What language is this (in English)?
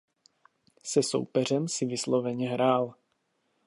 Czech